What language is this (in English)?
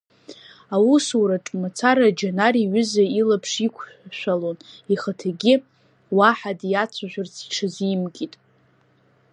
Abkhazian